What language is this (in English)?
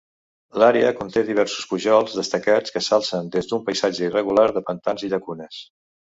Catalan